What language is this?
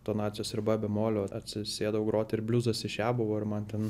Lithuanian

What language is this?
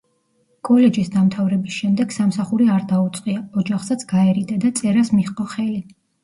Georgian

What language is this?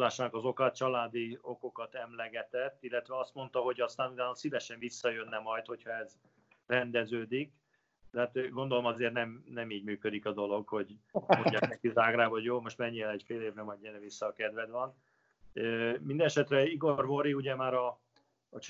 Hungarian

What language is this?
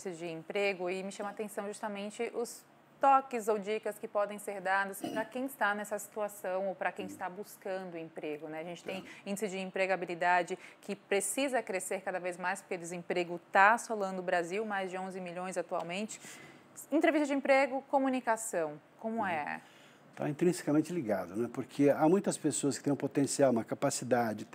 Portuguese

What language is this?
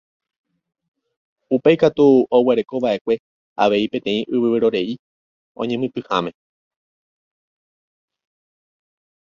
Guarani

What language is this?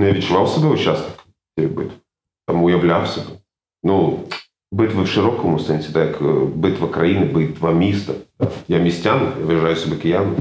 Ukrainian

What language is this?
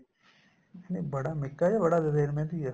Punjabi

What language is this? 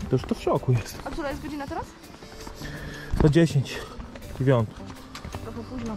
Polish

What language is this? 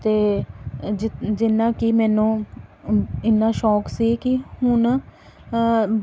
Punjabi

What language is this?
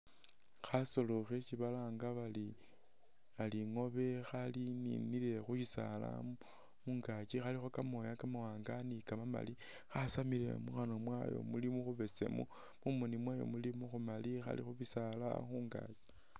Masaaba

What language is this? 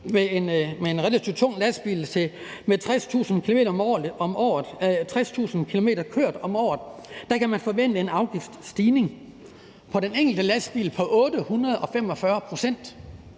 Danish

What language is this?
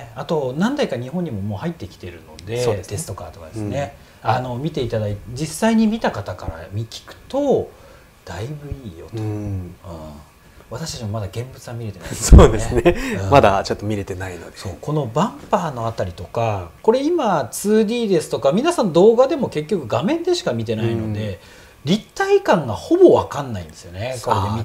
Japanese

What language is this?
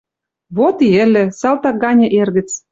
Western Mari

